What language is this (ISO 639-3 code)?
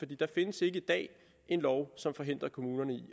dan